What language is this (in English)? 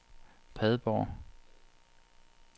Danish